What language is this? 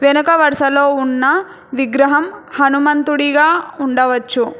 Telugu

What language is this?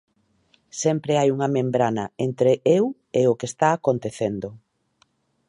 Galician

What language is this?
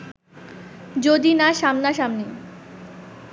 Bangla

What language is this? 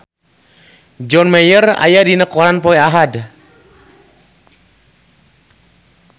Sundanese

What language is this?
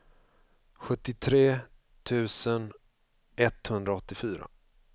Swedish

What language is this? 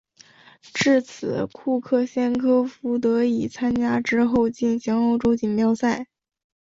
Chinese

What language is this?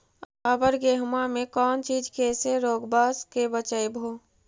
Magahi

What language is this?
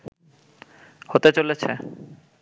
Bangla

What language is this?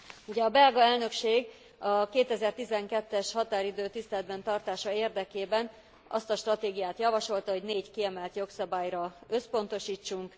Hungarian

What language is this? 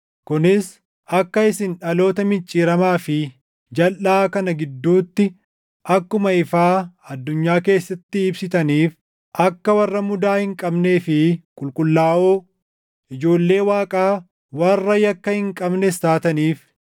Oromo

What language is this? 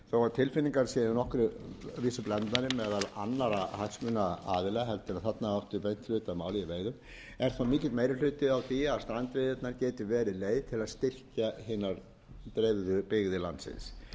Icelandic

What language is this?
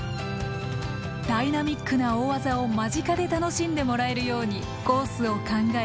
Japanese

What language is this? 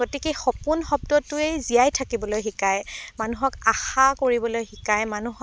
Assamese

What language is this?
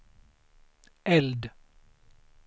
Swedish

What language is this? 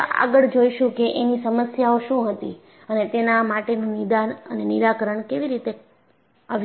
Gujarati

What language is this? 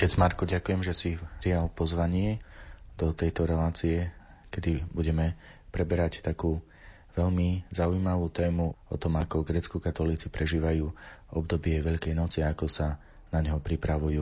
Slovak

